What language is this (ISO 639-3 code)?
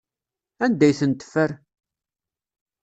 kab